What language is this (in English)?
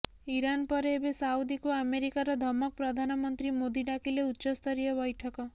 Odia